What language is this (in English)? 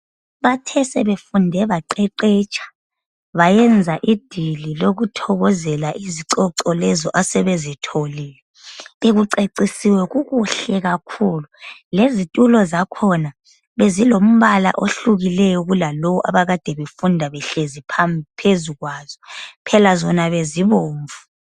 North Ndebele